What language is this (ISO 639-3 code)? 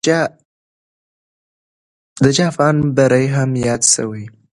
pus